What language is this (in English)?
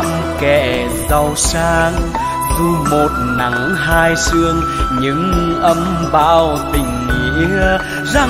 Vietnamese